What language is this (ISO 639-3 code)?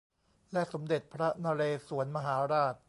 tha